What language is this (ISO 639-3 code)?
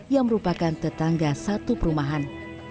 ind